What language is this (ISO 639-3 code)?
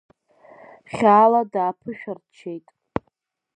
abk